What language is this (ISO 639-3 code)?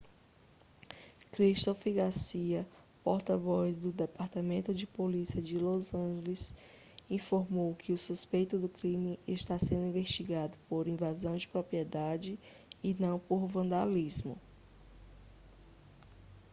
por